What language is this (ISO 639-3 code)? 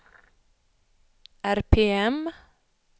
swe